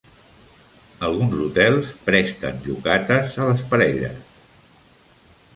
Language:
Catalan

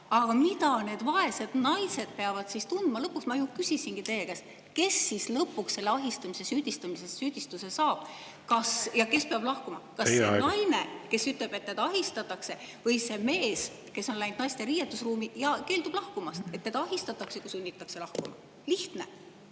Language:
Estonian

